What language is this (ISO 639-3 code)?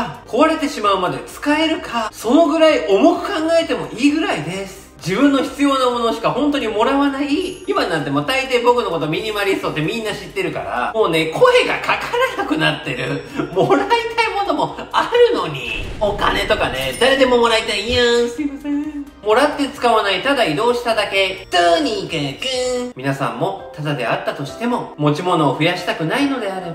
jpn